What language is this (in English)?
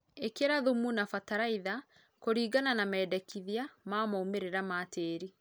Kikuyu